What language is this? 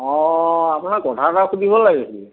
Assamese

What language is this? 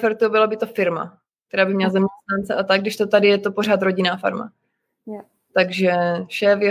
Czech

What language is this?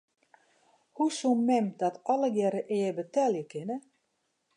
Western Frisian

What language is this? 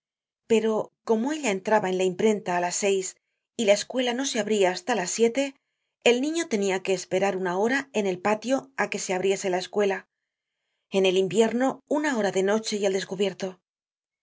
Spanish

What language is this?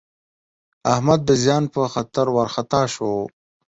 Pashto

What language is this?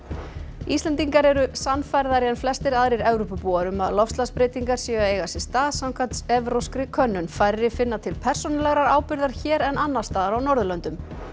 Icelandic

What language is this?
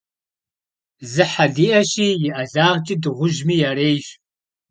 Kabardian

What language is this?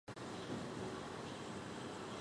Chinese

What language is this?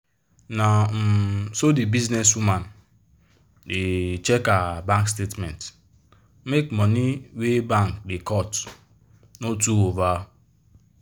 Nigerian Pidgin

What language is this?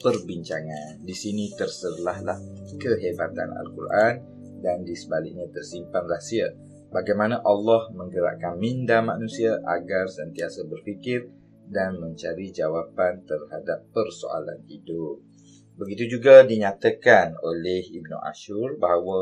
Malay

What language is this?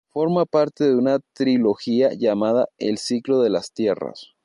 Spanish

